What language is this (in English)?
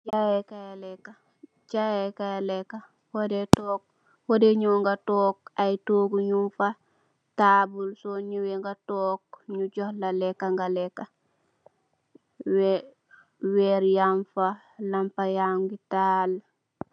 Wolof